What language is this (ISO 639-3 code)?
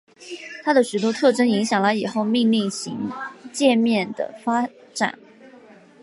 zho